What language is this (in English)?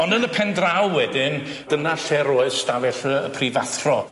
Welsh